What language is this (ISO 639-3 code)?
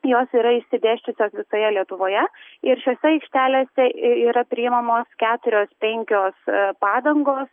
lit